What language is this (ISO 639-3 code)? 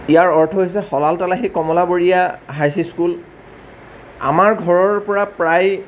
asm